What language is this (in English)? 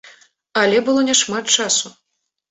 Belarusian